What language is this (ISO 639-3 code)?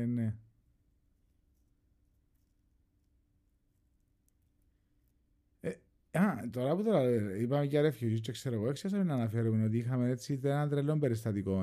ell